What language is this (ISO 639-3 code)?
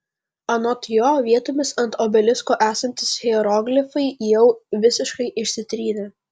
lit